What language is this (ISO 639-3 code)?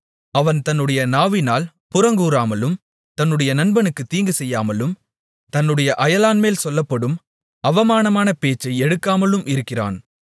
tam